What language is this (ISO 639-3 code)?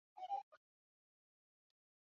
zho